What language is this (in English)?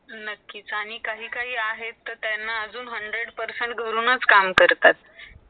Marathi